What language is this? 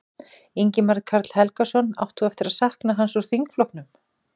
Icelandic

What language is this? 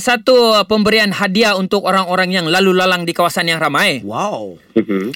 Malay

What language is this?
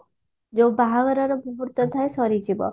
Odia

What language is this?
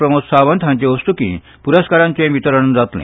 Konkani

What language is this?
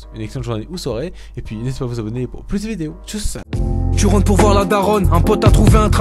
French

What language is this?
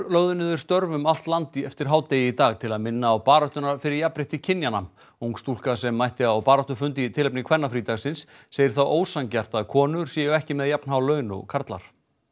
Icelandic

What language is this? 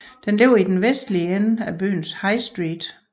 Danish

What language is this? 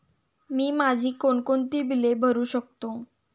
Marathi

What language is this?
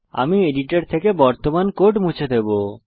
Bangla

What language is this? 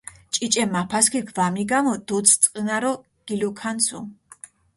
Mingrelian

